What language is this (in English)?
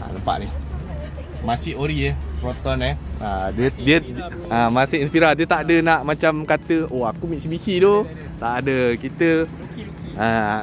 Malay